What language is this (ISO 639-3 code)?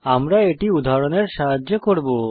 ben